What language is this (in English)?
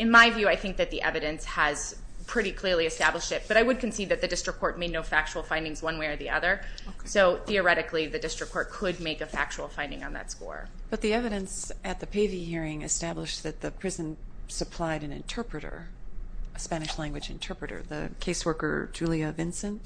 English